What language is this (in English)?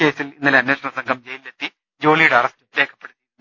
Malayalam